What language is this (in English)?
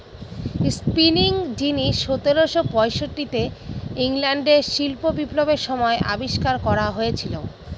Bangla